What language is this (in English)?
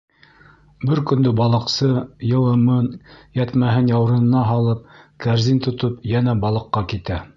Bashkir